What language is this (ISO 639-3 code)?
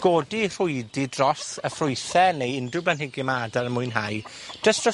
cym